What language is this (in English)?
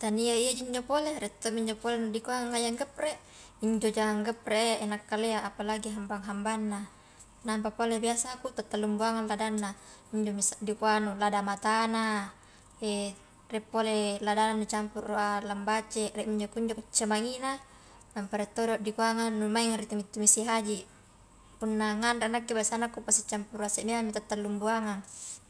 Highland Konjo